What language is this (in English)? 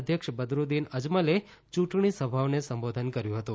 Gujarati